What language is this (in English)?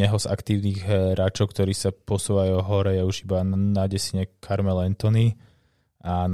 Slovak